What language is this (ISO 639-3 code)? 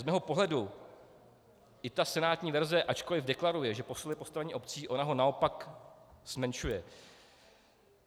ces